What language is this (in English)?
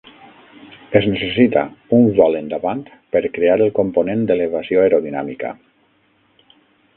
Catalan